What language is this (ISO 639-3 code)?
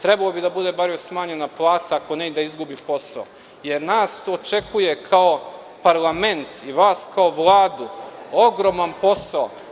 srp